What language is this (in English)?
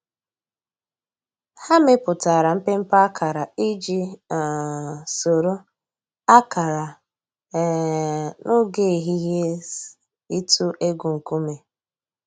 Igbo